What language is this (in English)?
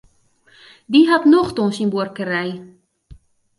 Western Frisian